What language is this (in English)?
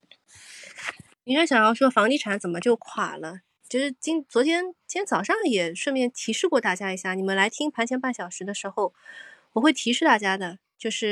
Chinese